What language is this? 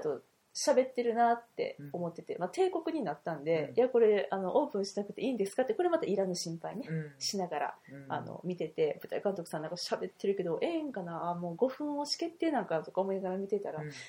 Japanese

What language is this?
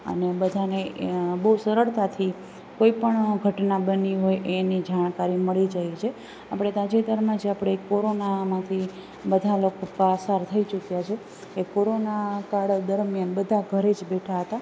Gujarati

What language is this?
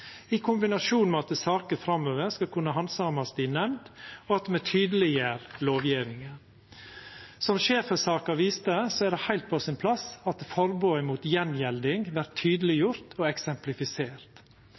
Norwegian Nynorsk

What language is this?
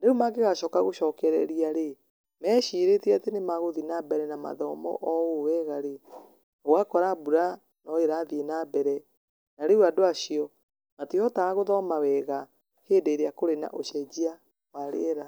Kikuyu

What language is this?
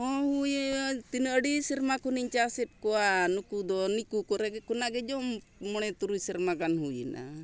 Santali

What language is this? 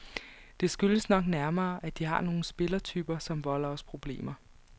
Danish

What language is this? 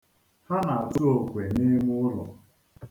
Igbo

